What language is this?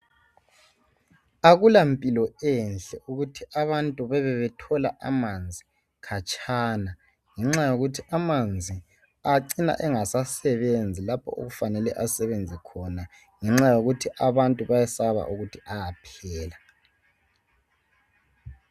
North Ndebele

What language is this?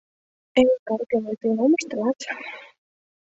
Mari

